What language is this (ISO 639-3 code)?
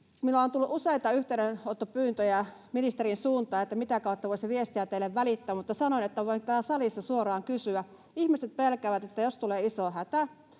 fin